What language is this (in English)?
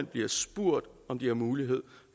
Danish